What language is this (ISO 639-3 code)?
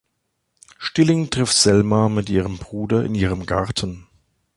deu